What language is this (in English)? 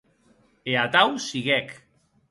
Occitan